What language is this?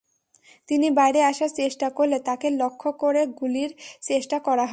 Bangla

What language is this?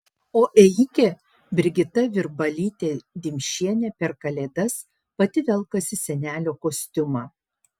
Lithuanian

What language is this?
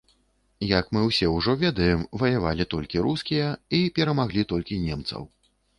Belarusian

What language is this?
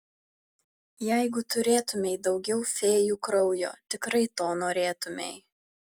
Lithuanian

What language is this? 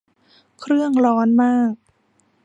Thai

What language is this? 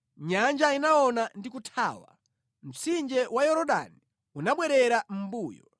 Nyanja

